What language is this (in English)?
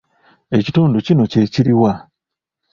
Ganda